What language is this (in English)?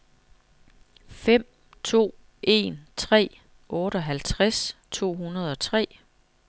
Danish